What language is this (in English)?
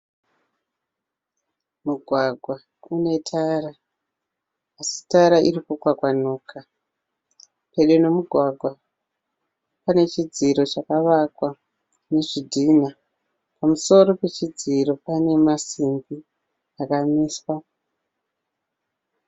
Shona